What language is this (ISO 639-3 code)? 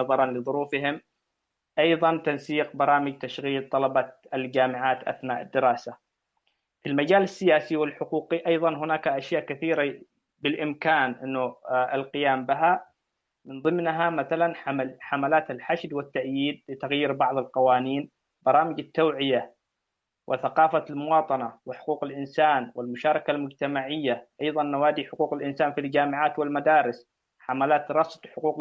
ara